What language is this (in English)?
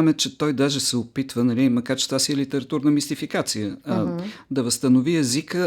Bulgarian